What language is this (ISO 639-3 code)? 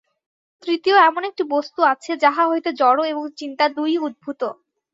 ben